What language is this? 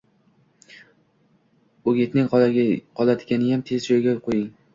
Uzbek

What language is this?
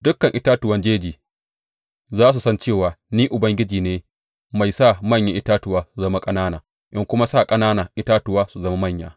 Hausa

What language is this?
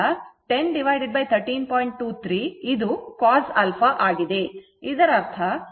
Kannada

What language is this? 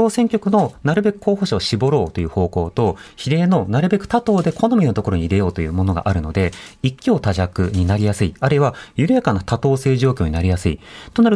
Japanese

